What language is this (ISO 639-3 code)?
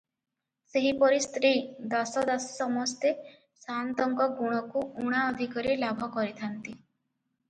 ori